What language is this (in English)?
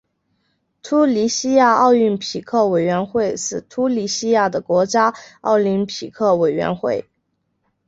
Chinese